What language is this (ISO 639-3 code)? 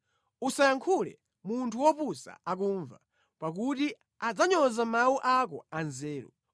nya